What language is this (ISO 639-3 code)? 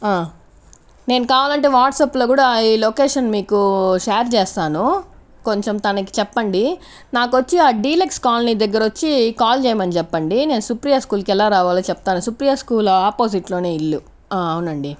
tel